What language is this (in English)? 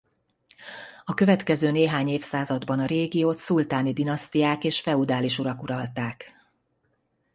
Hungarian